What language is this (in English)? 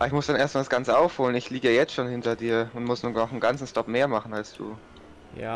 German